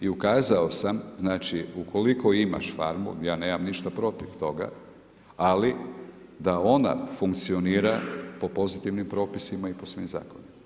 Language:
Croatian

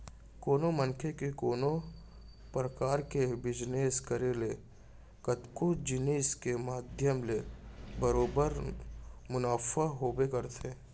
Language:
Chhattisgarhi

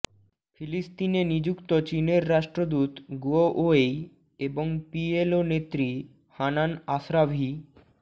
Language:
Bangla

